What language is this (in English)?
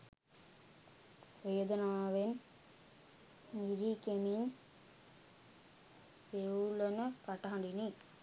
Sinhala